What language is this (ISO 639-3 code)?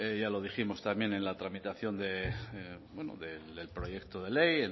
spa